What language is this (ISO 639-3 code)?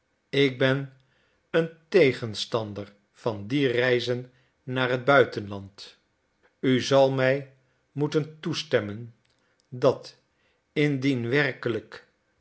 nld